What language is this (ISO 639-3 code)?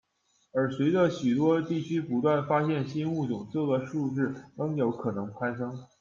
zho